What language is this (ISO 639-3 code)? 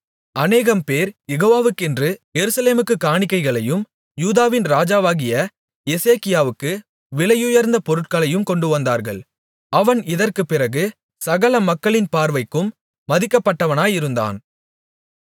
tam